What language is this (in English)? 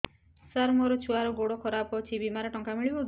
Odia